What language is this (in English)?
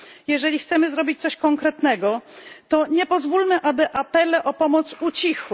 Polish